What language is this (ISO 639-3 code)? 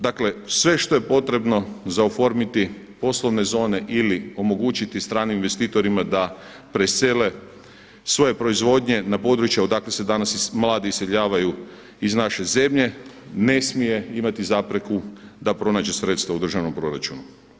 hrv